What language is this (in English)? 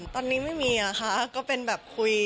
Thai